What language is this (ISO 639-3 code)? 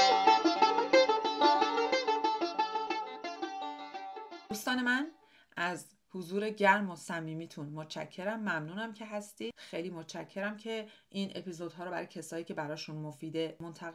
fas